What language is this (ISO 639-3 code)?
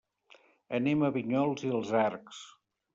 cat